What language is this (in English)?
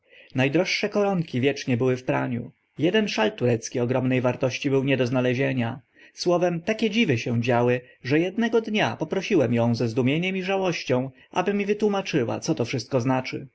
Polish